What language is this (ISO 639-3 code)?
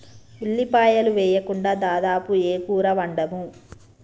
tel